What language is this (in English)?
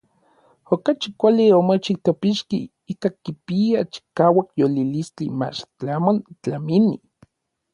Orizaba Nahuatl